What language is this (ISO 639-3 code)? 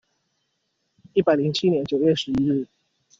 zho